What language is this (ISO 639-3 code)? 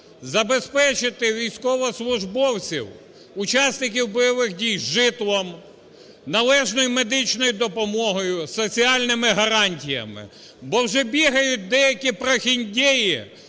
ukr